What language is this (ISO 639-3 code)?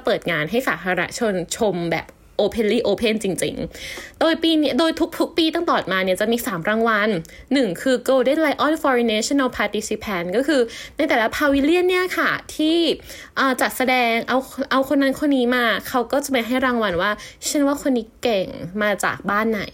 tha